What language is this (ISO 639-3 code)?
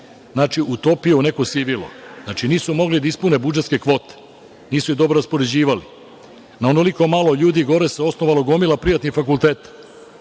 srp